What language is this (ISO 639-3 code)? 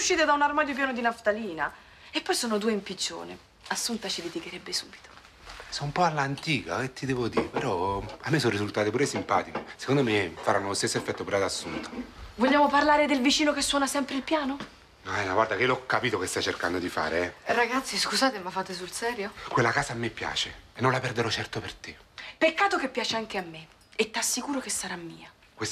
ita